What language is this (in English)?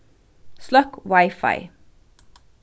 Faroese